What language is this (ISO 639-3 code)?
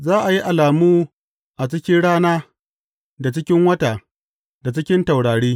hau